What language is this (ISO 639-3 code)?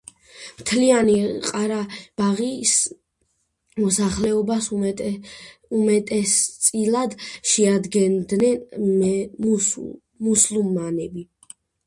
kat